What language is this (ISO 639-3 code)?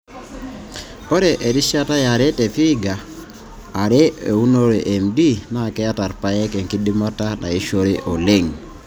mas